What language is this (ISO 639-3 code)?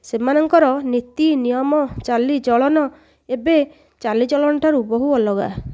ori